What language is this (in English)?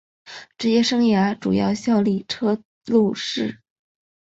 Chinese